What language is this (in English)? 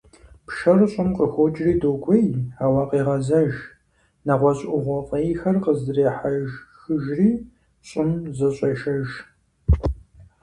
Kabardian